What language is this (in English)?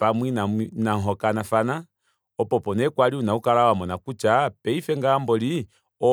Kuanyama